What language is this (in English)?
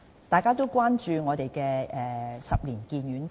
Cantonese